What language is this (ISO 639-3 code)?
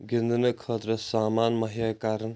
kas